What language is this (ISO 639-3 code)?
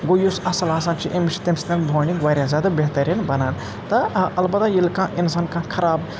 kas